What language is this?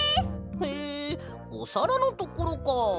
Japanese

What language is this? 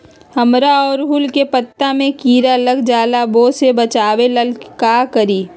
Magahi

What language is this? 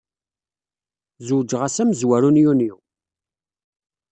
Kabyle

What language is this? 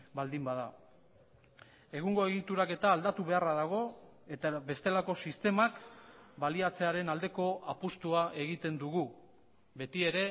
Basque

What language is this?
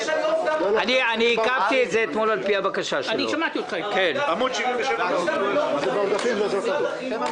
Hebrew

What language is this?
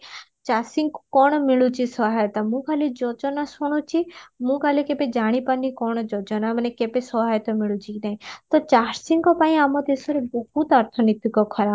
Odia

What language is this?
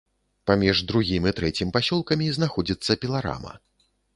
Belarusian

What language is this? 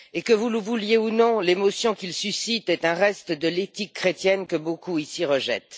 French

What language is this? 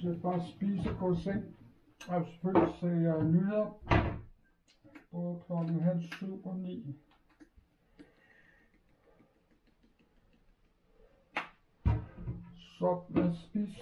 Danish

